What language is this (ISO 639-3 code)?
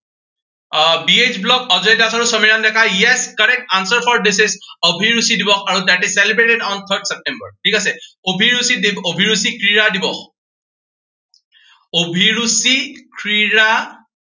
asm